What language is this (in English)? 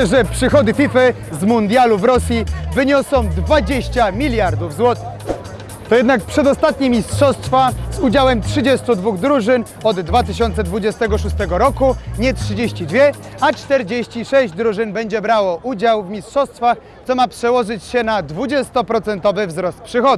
Polish